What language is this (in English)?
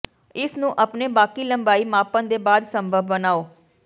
Punjabi